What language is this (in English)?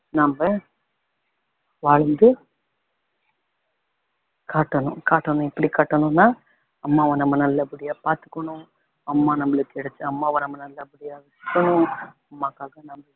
Tamil